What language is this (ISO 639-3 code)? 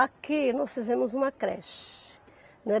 por